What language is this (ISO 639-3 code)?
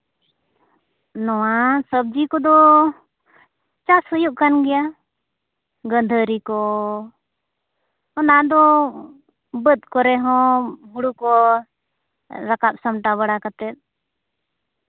sat